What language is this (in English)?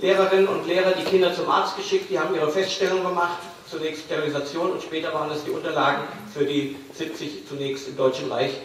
German